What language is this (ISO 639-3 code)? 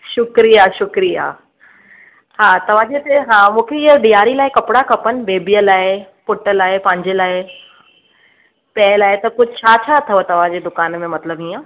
snd